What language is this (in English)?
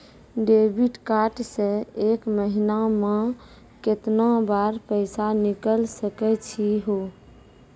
Maithili